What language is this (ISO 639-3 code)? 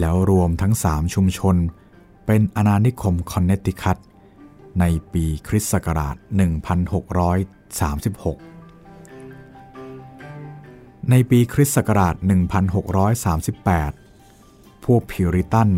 tha